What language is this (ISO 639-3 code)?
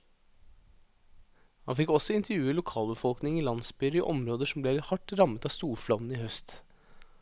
nor